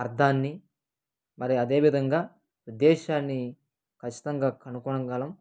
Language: Telugu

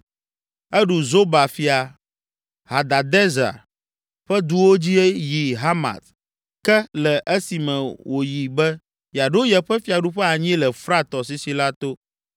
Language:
Ewe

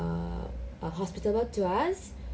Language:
English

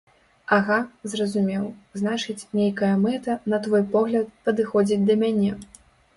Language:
Belarusian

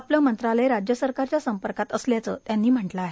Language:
Marathi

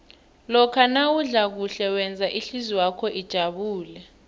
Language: South Ndebele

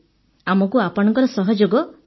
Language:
Odia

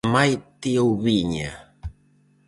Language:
Galician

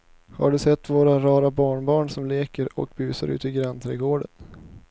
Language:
Swedish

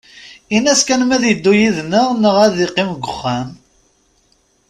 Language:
Kabyle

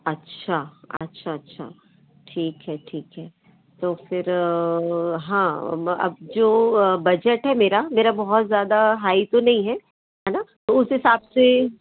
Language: Hindi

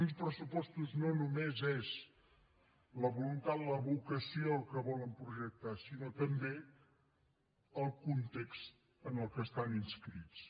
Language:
Catalan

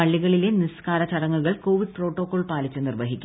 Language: Malayalam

